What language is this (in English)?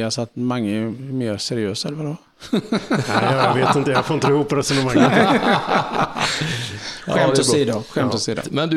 Swedish